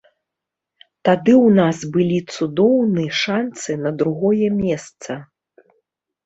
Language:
Belarusian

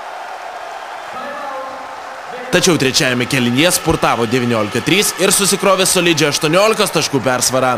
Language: Lithuanian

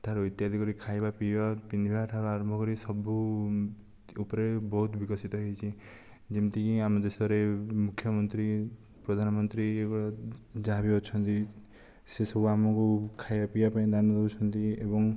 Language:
Odia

